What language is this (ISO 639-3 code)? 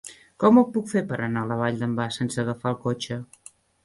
cat